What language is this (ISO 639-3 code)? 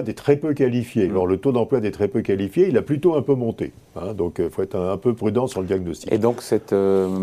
fra